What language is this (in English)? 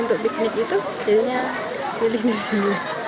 Indonesian